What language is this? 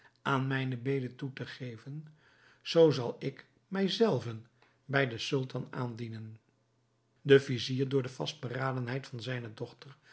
Dutch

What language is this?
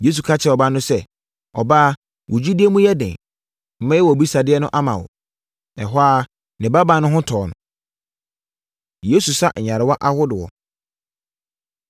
Akan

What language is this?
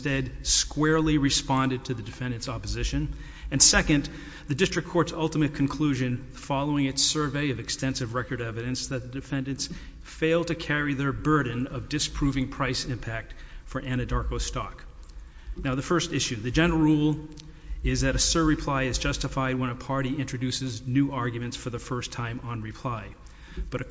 English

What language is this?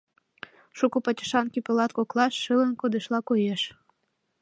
Mari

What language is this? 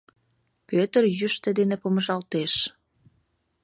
Mari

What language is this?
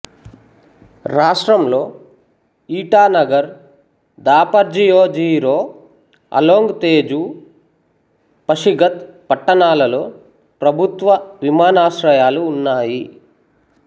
Telugu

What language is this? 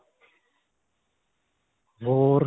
Punjabi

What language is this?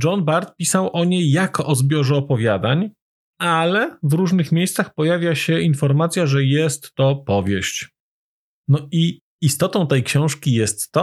Polish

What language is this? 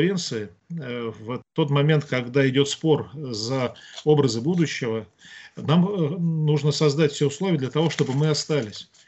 Russian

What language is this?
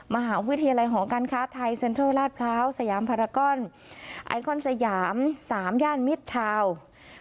Thai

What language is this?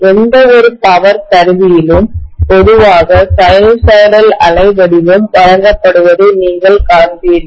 Tamil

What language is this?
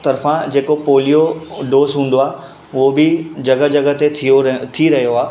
Sindhi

